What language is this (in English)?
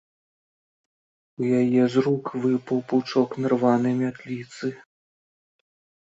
Belarusian